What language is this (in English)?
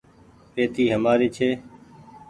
Goaria